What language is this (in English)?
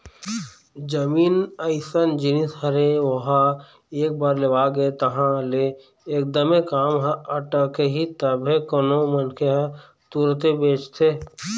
Chhattisgarhi